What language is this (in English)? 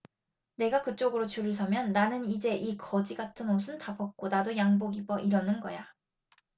Korean